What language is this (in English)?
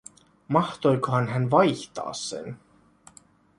Finnish